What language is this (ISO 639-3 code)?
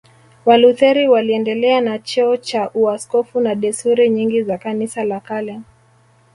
swa